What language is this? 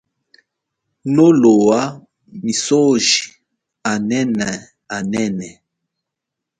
Chokwe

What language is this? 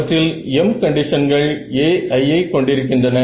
Tamil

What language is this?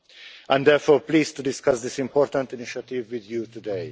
English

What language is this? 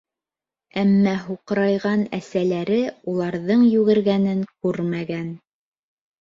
Bashkir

